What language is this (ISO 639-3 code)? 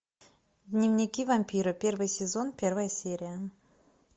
rus